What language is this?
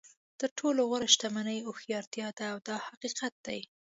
Pashto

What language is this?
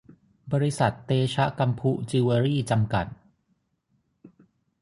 Thai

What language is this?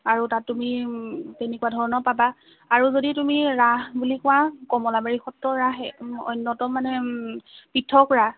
Assamese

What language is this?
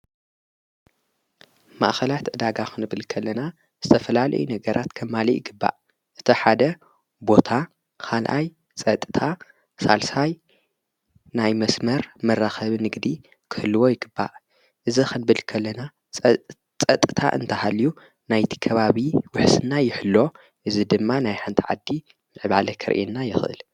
Tigrinya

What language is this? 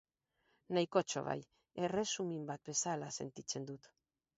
Basque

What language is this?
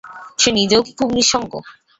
Bangla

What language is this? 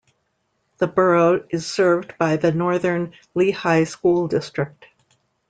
English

